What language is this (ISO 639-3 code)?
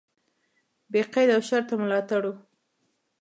pus